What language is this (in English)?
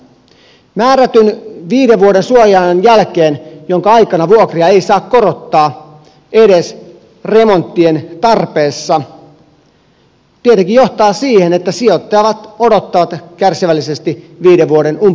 Finnish